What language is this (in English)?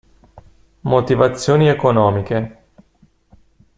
Italian